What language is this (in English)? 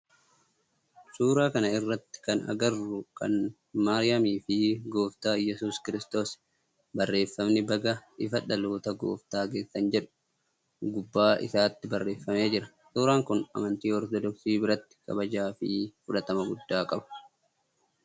Oromo